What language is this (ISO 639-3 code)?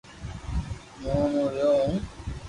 lrk